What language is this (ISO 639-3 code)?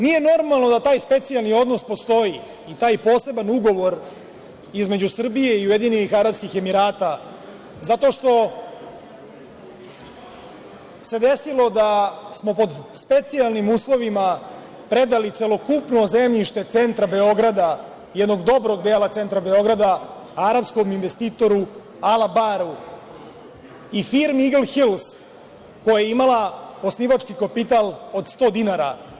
srp